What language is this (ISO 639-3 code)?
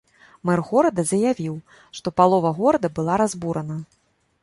bel